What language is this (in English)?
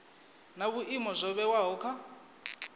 Venda